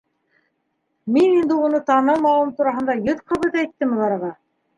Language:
Bashkir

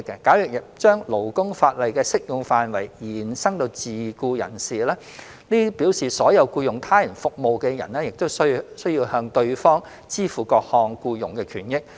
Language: Cantonese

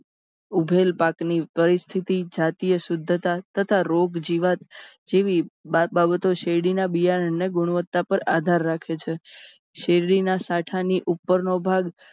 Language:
Gujarati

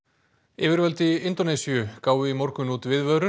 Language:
Icelandic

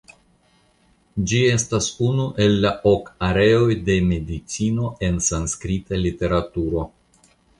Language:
Esperanto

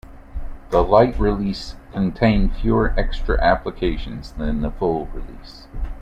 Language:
English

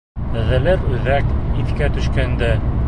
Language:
Bashkir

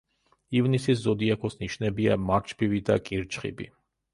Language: Georgian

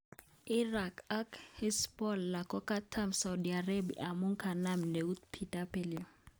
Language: Kalenjin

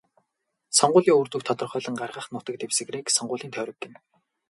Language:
Mongolian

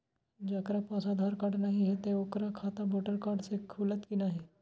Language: Maithili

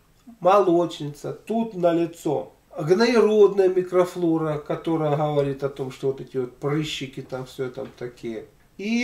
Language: Russian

